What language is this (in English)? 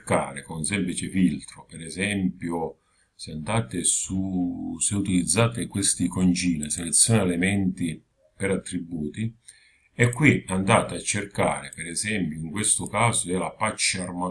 Italian